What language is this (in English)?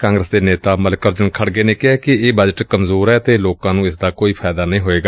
Punjabi